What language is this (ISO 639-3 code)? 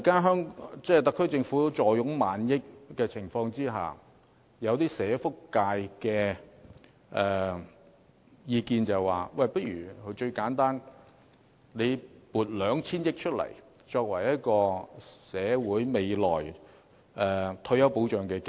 yue